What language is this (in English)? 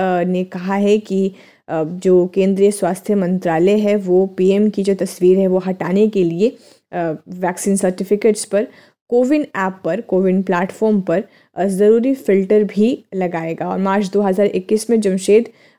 Hindi